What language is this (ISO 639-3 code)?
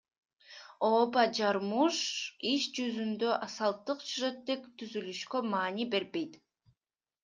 kir